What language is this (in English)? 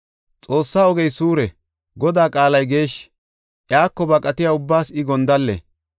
Gofa